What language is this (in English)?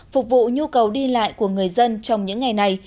Vietnamese